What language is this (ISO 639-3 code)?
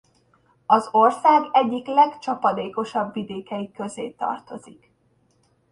hun